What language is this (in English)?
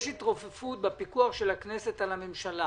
Hebrew